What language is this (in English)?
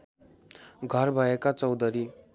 Nepali